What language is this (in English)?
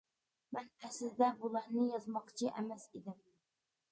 Uyghur